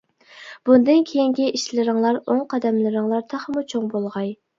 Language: Uyghur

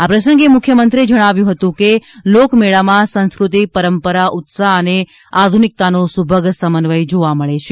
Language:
Gujarati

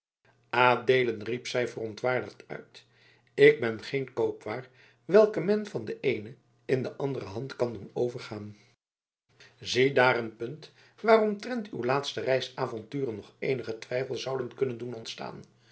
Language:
Dutch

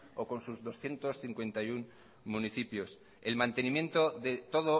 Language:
Spanish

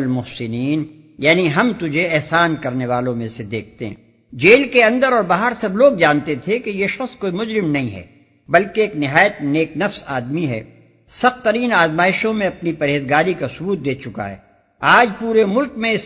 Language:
Urdu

